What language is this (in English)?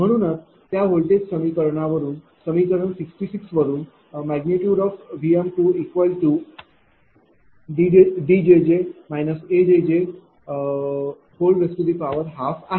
Marathi